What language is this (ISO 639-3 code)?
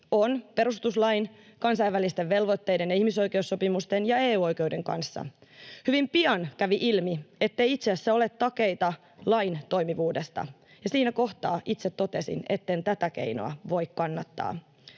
fin